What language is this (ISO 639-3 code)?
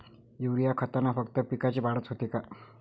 mar